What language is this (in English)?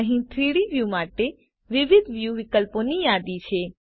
Gujarati